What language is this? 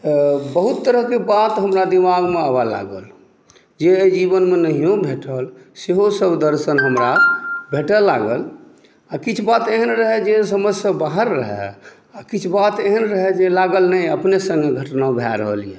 Maithili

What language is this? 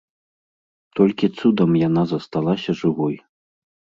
Belarusian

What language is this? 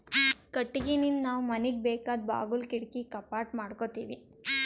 Kannada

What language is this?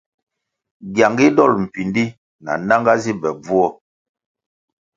Kwasio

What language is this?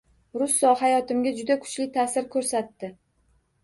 Uzbek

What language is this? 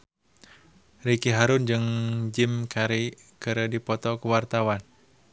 Sundanese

